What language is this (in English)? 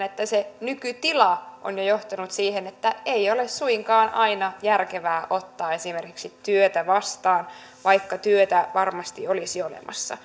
Finnish